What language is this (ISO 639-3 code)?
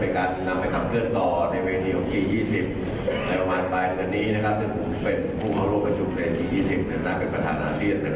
tha